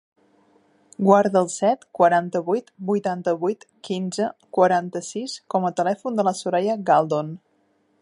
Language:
Catalan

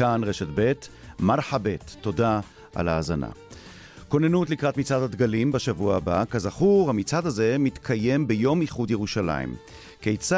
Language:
Hebrew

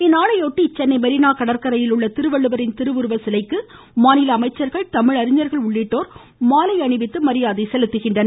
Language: Tamil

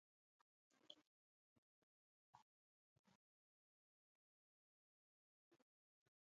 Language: Cameroon Pidgin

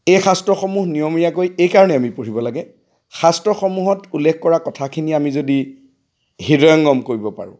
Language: Assamese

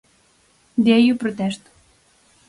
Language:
Galician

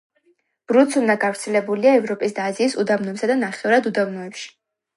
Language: Georgian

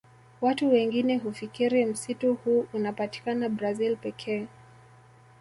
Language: Swahili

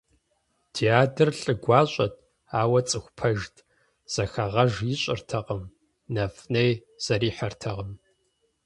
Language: Kabardian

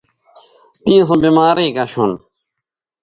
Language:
Bateri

